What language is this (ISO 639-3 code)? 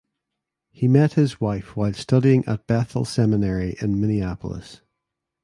eng